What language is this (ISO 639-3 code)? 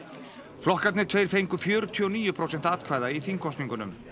isl